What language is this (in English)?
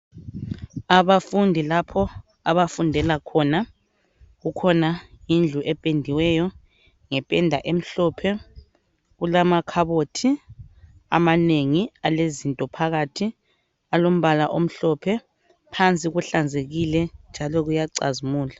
North Ndebele